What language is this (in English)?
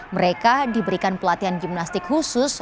Indonesian